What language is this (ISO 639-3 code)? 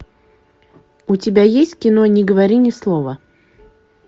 rus